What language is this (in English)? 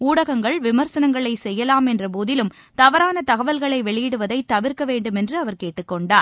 Tamil